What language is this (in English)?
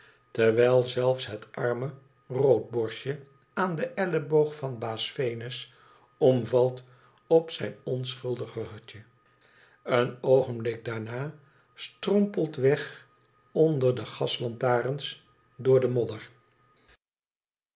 Dutch